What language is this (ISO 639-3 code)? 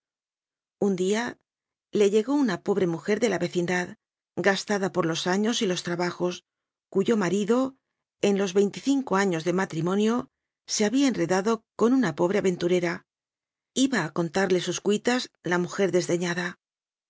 spa